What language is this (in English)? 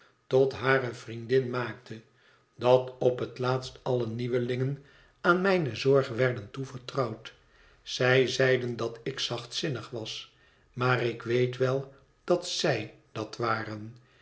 Dutch